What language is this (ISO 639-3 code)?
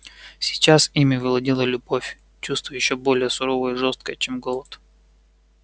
rus